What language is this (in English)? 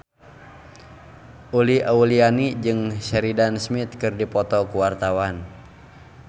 Sundanese